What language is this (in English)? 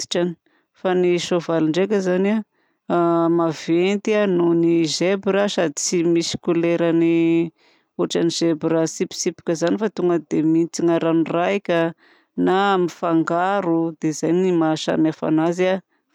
Southern Betsimisaraka Malagasy